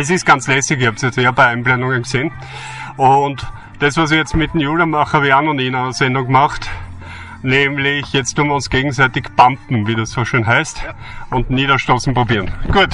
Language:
German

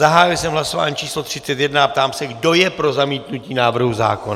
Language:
Czech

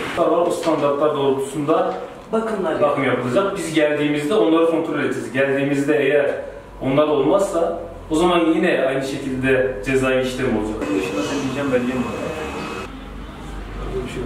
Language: Turkish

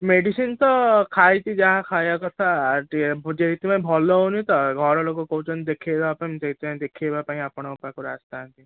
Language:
Odia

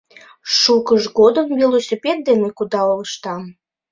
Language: Mari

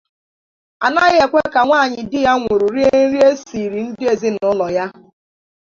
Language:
Igbo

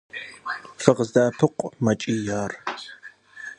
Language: Kabardian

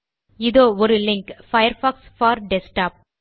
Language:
Tamil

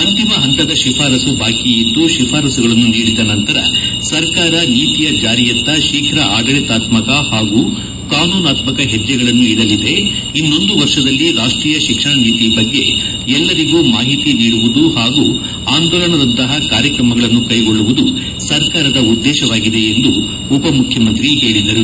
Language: Kannada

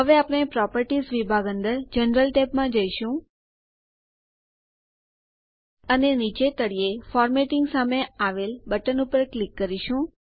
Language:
Gujarati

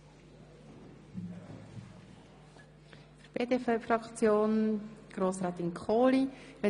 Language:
Swiss German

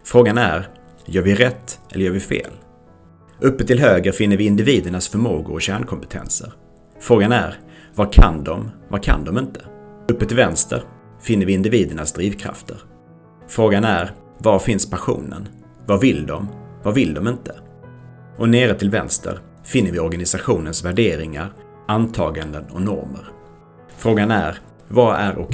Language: Swedish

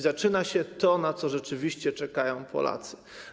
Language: Polish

